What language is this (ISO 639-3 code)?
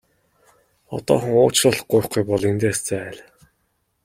mon